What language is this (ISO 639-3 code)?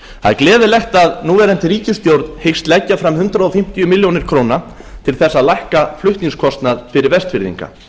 isl